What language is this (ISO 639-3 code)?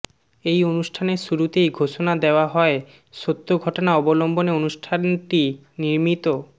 ben